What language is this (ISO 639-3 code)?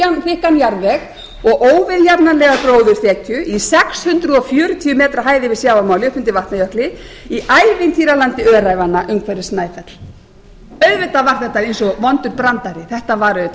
isl